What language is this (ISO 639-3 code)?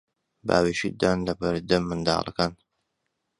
ckb